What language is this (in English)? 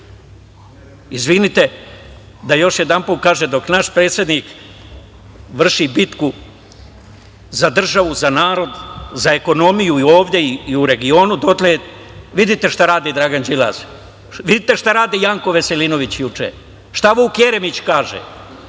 Serbian